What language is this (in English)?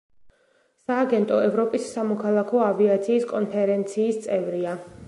Georgian